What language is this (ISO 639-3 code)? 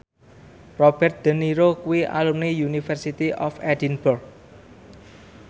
jav